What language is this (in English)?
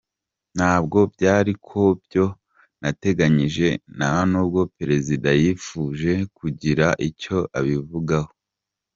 Kinyarwanda